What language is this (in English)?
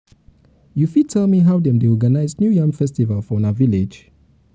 Nigerian Pidgin